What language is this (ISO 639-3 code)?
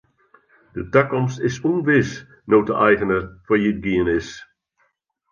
fry